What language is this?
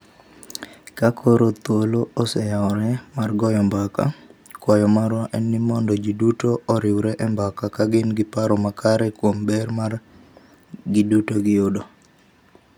Luo (Kenya and Tanzania)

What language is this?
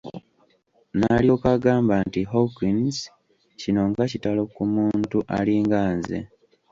Ganda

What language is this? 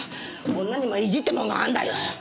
Japanese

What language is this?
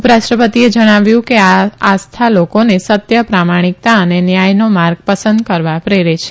Gujarati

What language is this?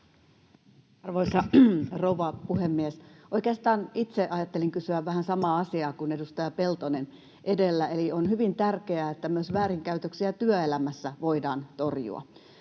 Finnish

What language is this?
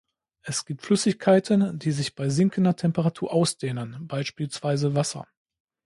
German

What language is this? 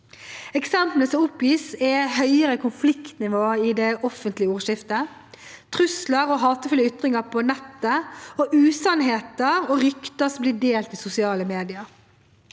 Norwegian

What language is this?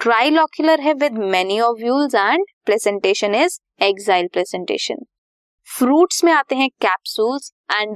Hindi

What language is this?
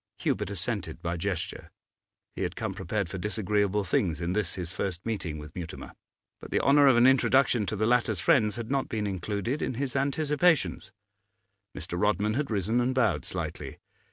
English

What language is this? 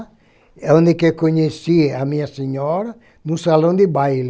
Portuguese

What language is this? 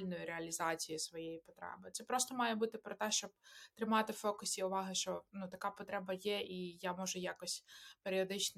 Ukrainian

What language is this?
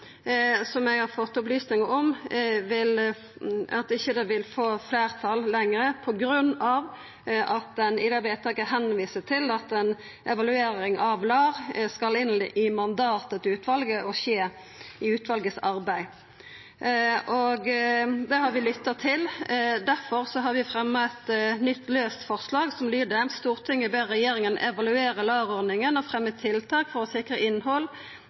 Norwegian Nynorsk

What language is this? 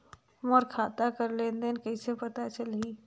Chhattisgarhi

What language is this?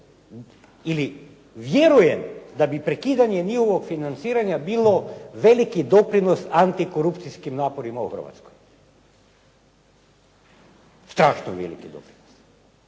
Croatian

